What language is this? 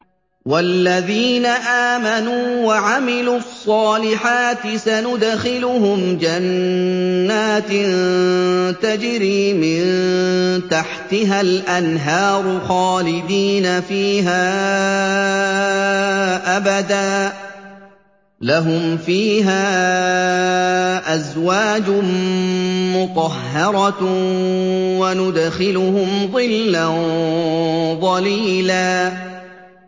Arabic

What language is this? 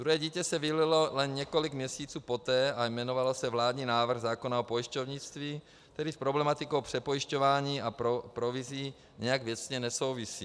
Czech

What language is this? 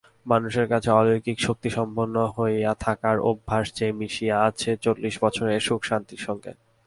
Bangla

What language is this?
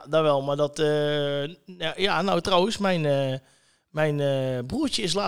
Dutch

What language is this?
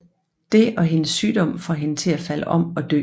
Danish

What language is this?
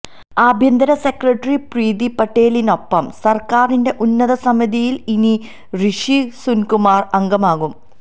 Malayalam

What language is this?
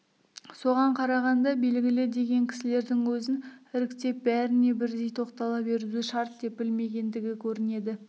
Kazakh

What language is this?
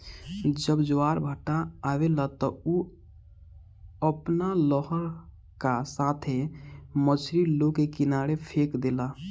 Bhojpuri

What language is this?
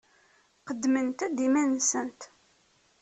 Kabyle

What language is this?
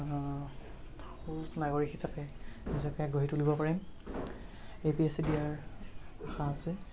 Assamese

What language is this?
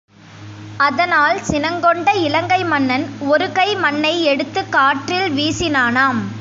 Tamil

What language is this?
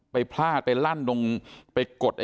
Thai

